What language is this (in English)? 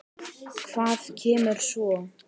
Icelandic